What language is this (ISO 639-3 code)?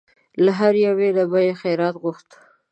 pus